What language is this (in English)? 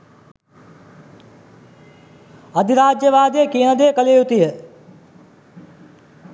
Sinhala